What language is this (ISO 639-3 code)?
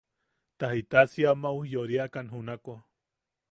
yaq